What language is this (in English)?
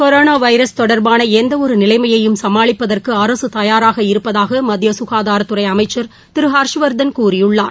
Tamil